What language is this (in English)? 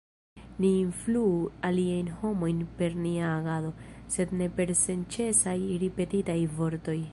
Esperanto